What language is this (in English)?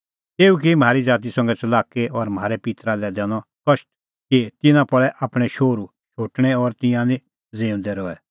Kullu Pahari